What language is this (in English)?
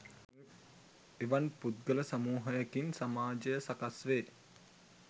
Sinhala